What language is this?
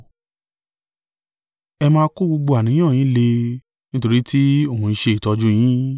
Yoruba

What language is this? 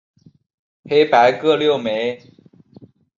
Chinese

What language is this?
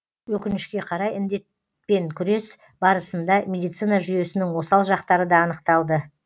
Kazakh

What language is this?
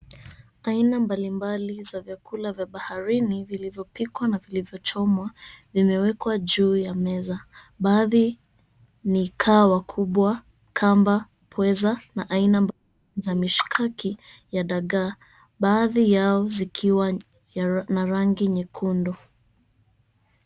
Swahili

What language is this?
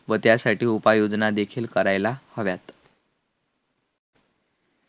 Marathi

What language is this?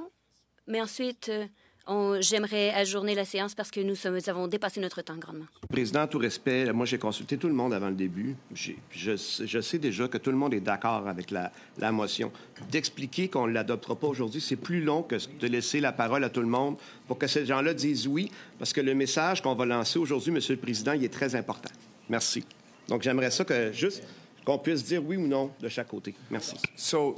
French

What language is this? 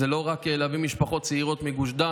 Hebrew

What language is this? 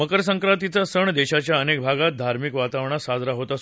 Marathi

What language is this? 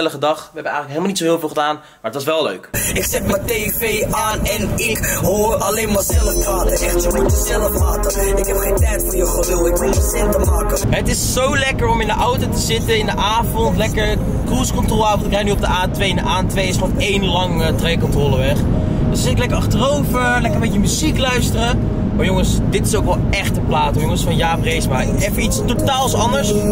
Dutch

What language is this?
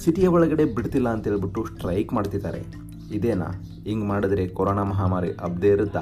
Kannada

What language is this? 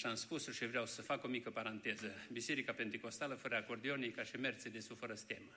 Romanian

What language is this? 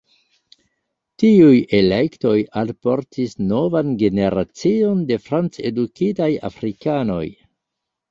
Esperanto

